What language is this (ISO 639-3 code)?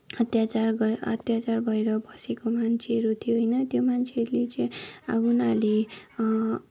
nep